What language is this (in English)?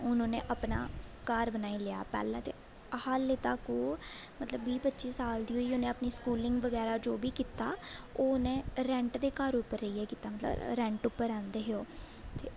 Dogri